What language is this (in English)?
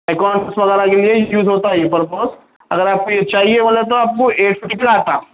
Urdu